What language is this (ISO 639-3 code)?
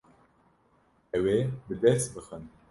kur